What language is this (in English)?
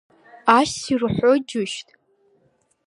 Abkhazian